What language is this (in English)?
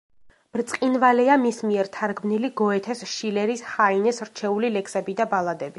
Georgian